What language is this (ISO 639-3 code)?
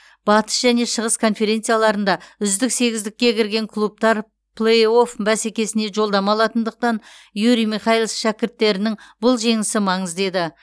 kaz